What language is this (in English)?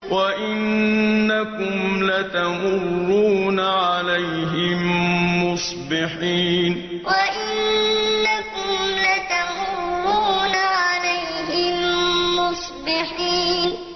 Arabic